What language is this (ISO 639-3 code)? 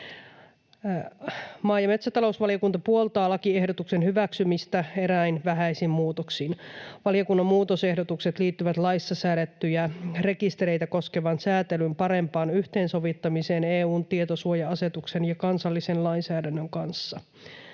fin